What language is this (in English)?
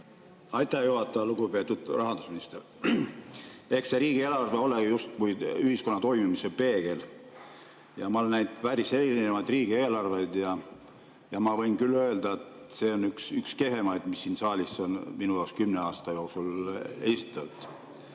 Estonian